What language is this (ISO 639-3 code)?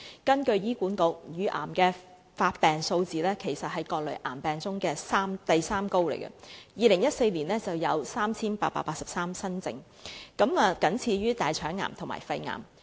yue